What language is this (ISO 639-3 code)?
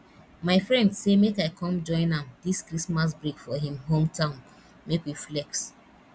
pcm